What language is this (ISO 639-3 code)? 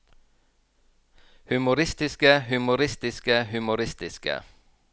nor